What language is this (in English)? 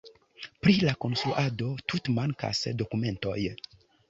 Esperanto